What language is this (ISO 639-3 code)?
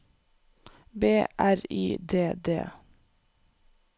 nor